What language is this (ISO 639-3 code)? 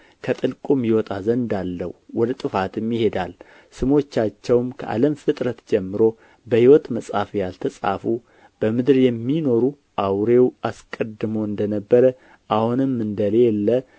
amh